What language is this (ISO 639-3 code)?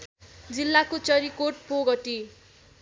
nep